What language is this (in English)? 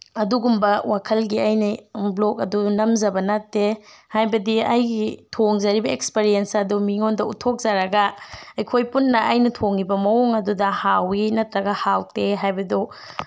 Manipuri